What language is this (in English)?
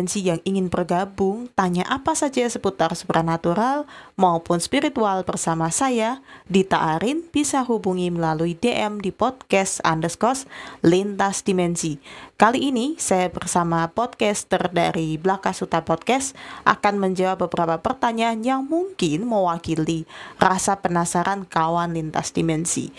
Indonesian